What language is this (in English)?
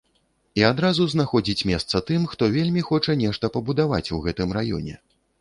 Belarusian